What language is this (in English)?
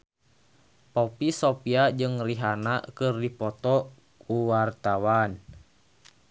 Sundanese